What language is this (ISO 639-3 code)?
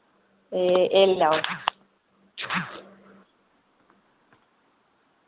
doi